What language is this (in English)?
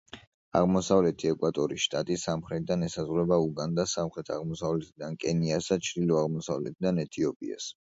Georgian